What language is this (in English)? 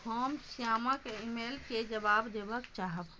Maithili